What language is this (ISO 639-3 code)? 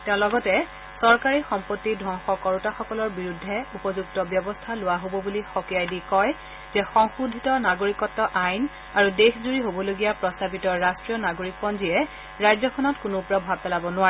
asm